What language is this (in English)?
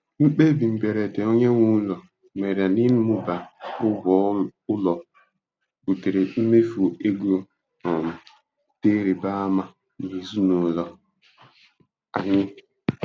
Igbo